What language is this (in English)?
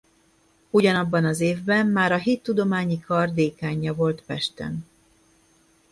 Hungarian